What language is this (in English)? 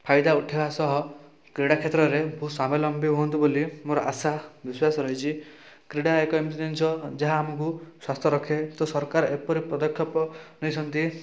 Odia